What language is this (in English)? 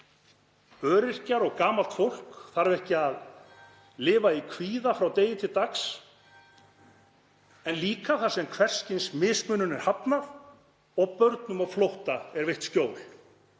Icelandic